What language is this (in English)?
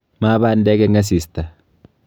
Kalenjin